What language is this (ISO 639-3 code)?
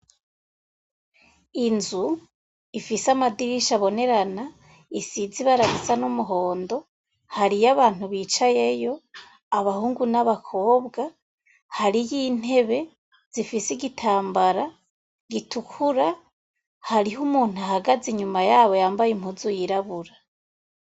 run